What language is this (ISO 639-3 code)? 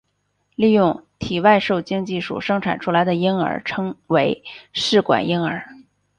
zho